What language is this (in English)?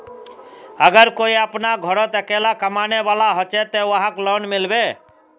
Magahi